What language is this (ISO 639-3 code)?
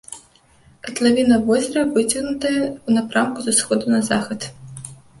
bel